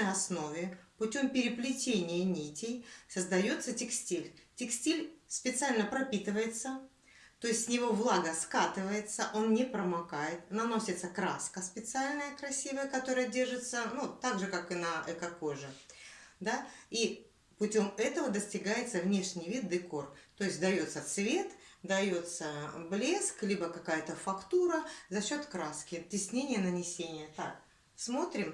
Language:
Russian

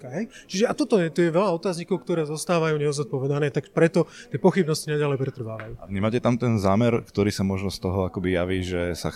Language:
Slovak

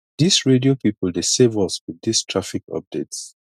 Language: Nigerian Pidgin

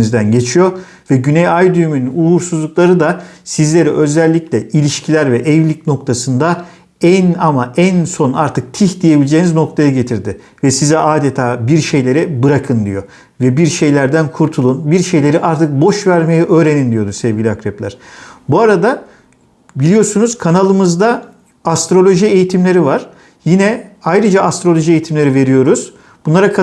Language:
Turkish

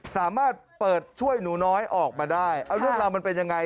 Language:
Thai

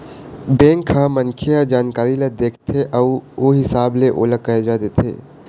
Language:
Chhattisgarhi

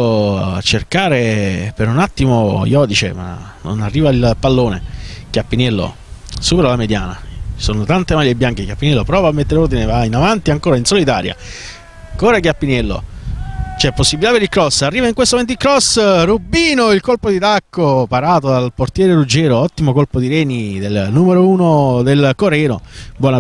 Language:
Italian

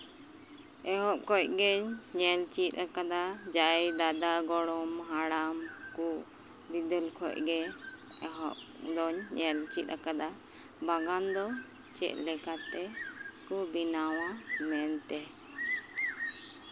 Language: Santali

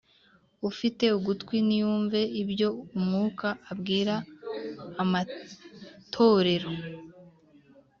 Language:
Kinyarwanda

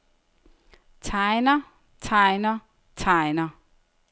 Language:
Danish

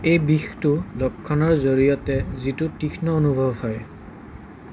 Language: Assamese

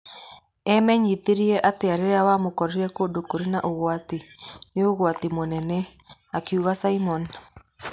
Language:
Kikuyu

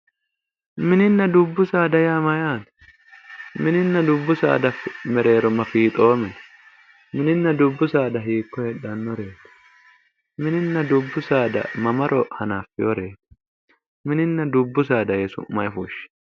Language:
Sidamo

